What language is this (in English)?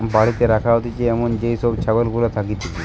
Bangla